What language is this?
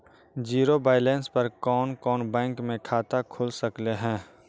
Magahi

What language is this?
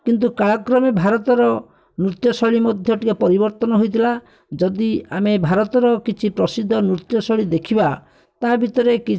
Odia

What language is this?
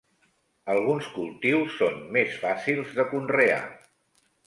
Catalan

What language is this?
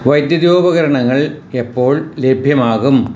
Malayalam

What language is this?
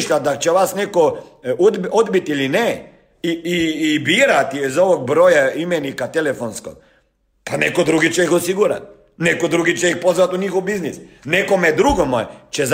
Croatian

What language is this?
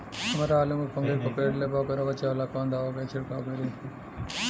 Bhojpuri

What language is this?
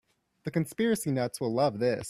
English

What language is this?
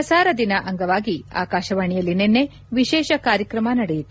Kannada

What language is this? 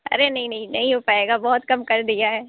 Urdu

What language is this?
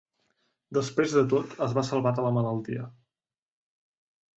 Catalan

